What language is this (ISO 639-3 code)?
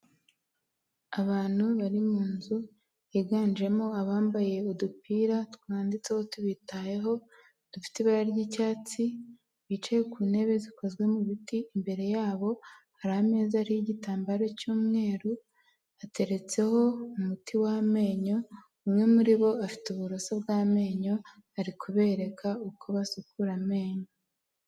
kin